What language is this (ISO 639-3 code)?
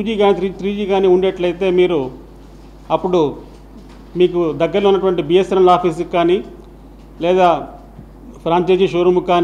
tel